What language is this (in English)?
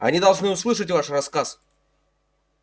Russian